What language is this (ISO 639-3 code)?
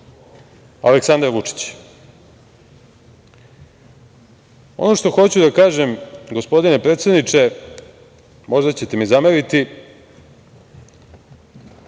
srp